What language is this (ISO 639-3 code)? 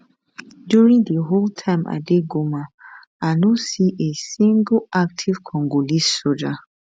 pcm